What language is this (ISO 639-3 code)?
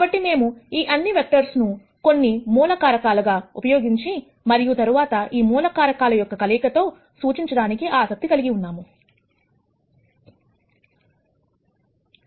tel